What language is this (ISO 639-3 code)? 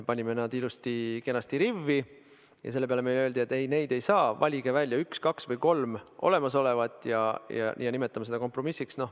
est